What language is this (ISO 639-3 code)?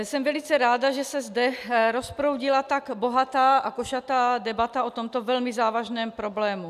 ces